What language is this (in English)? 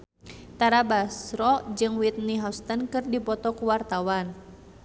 Sundanese